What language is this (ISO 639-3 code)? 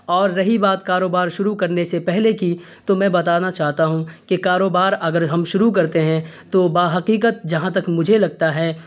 urd